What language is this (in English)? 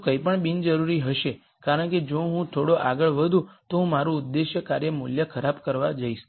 Gujarati